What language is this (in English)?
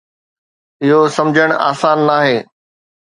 Sindhi